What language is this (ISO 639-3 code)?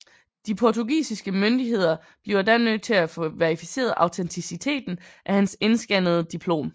dan